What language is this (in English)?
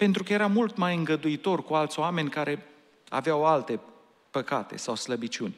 Romanian